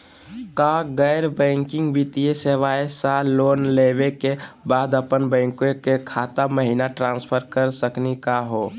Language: Magahi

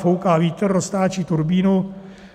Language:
Czech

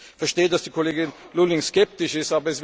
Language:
German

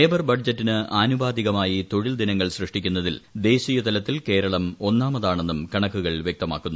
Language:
Malayalam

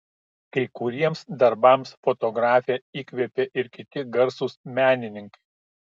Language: Lithuanian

